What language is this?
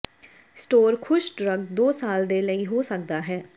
Punjabi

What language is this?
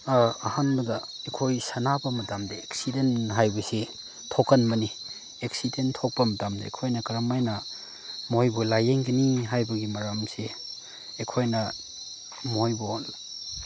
Manipuri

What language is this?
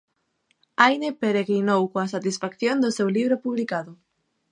Galician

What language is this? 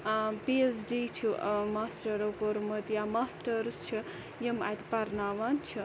Kashmiri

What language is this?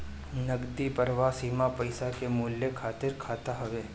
Bhojpuri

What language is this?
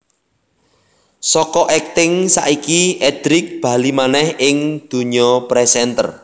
Javanese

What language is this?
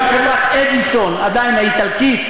Hebrew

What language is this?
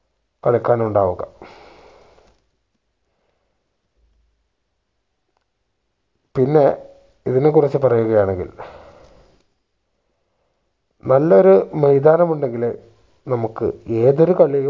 Malayalam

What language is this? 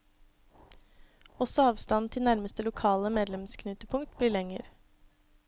Norwegian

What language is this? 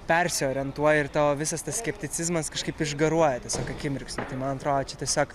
Lithuanian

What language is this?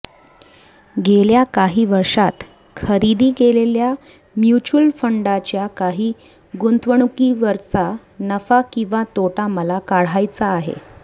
Marathi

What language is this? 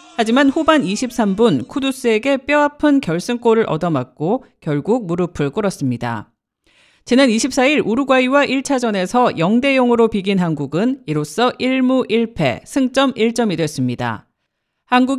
Korean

